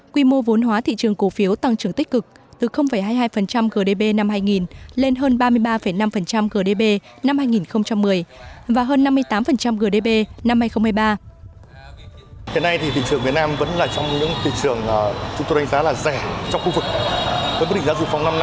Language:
Vietnamese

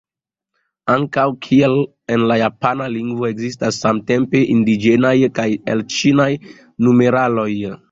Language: Esperanto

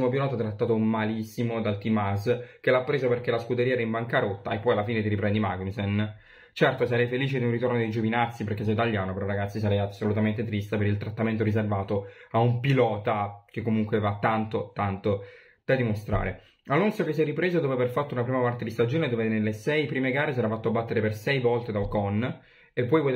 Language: Italian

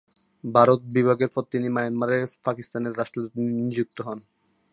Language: Bangla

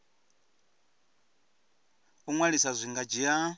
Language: Venda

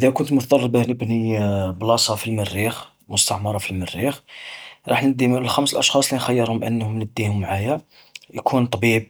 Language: Algerian Arabic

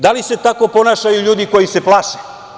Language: Serbian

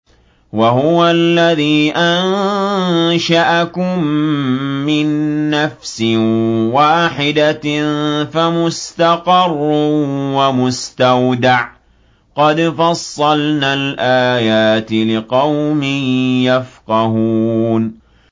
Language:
Arabic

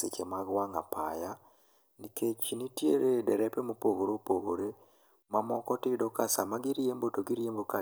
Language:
Luo (Kenya and Tanzania)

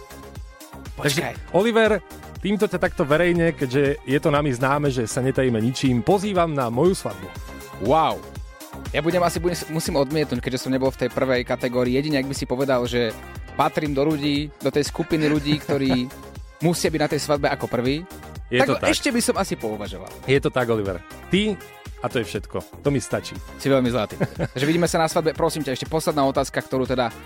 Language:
Slovak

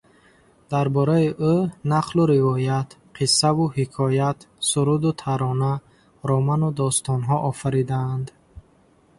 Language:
Tajik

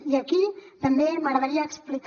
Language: Catalan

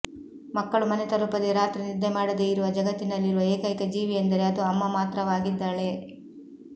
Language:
Kannada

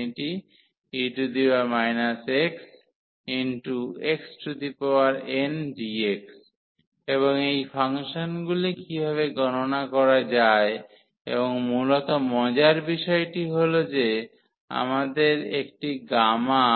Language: Bangla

